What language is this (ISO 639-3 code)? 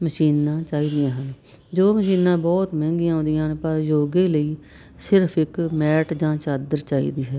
pan